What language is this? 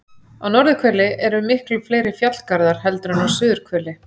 Icelandic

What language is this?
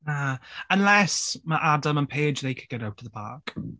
Welsh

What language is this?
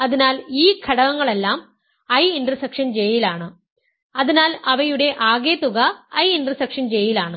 Malayalam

